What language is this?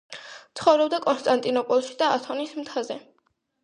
Georgian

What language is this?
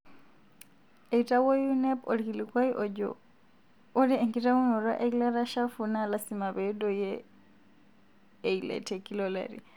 Masai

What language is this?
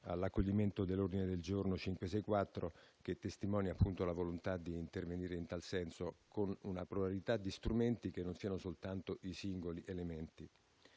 Italian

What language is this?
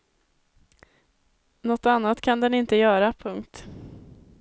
Swedish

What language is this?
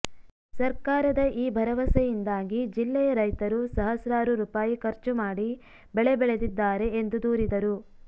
Kannada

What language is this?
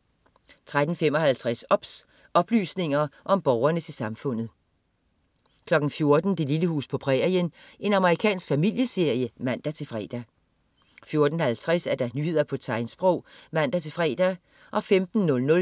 Danish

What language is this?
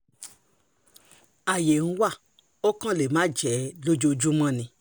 Yoruba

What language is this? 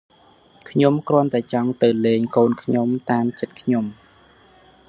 Khmer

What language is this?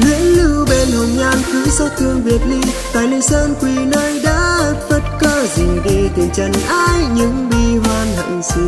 Vietnamese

